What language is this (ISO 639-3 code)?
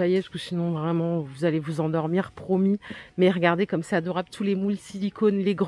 fra